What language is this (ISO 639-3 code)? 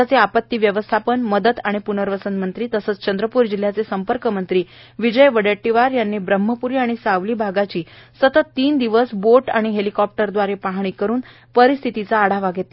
mar